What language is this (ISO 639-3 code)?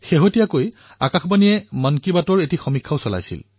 asm